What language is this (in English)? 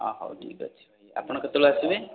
Odia